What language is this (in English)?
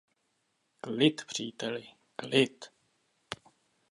Czech